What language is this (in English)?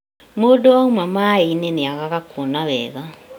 Kikuyu